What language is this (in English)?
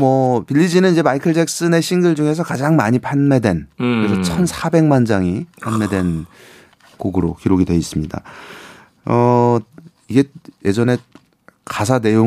Korean